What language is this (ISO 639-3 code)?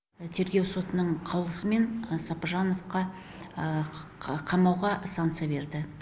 kaz